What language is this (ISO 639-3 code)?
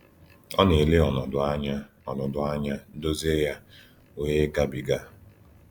ibo